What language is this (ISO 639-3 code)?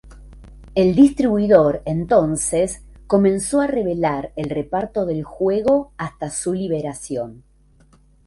spa